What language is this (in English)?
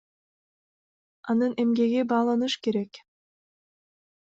Kyrgyz